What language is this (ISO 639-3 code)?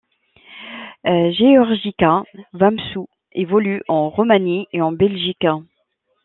fra